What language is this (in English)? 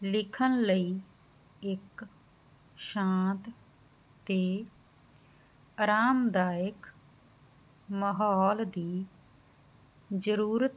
Punjabi